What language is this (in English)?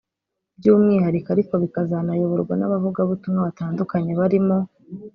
Kinyarwanda